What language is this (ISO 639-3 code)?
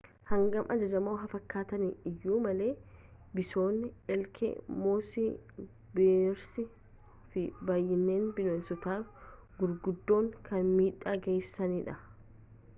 orm